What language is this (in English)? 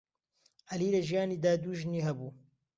Central Kurdish